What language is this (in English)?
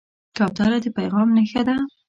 Pashto